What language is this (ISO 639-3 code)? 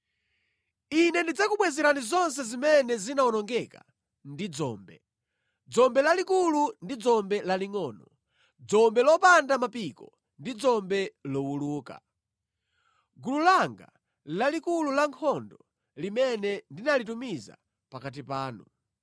nya